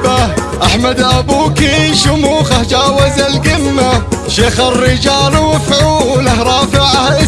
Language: Arabic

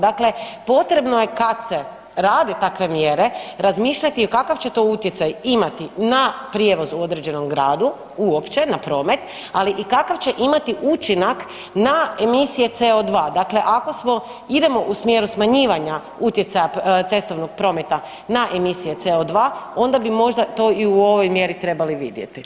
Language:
Croatian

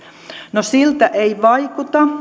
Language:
Finnish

